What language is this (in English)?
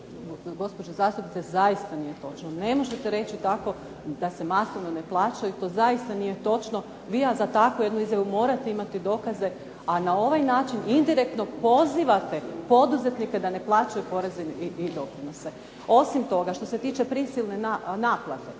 Croatian